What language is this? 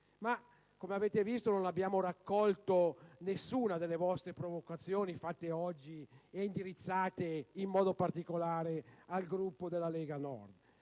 Italian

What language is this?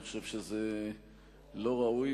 Hebrew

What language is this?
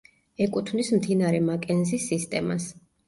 Georgian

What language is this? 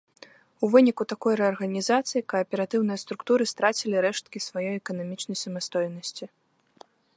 Belarusian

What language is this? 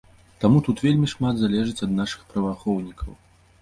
Belarusian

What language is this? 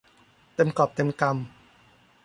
Thai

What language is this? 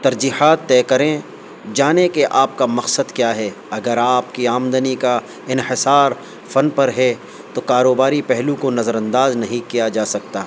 Urdu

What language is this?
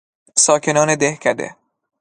Persian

